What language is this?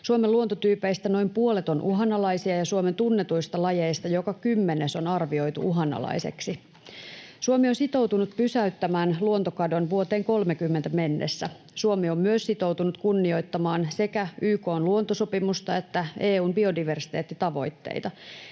Finnish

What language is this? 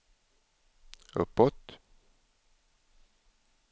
Swedish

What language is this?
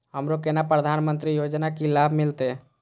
Maithili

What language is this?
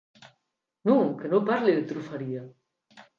Occitan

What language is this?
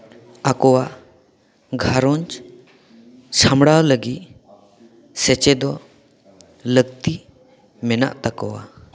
Santali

